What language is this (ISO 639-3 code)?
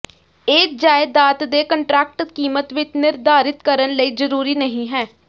pan